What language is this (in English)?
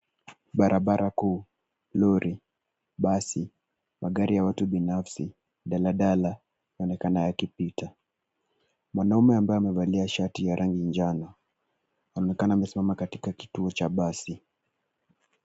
Swahili